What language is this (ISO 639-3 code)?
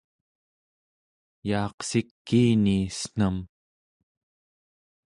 esu